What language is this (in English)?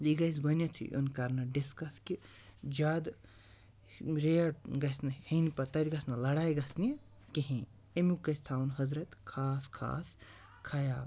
Kashmiri